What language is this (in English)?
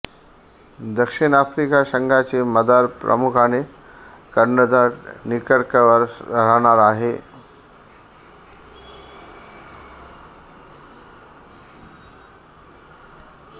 Marathi